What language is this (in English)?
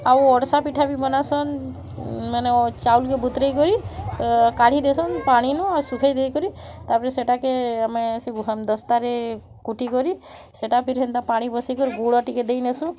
Odia